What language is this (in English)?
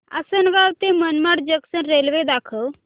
Marathi